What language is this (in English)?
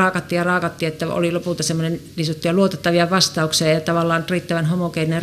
Finnish